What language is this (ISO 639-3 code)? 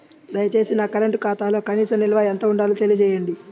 tel